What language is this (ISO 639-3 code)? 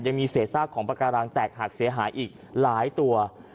tha